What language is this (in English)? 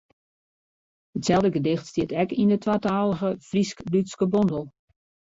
Western Frisian